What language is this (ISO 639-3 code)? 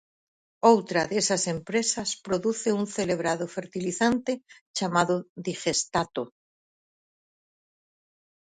glg